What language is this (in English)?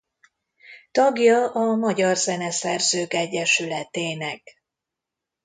Hungarian